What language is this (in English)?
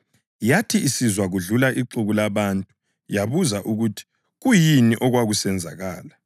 North Ndebele